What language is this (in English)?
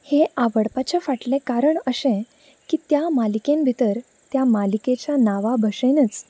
Konkani